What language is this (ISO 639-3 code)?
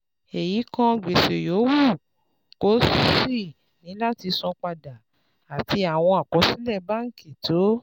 yor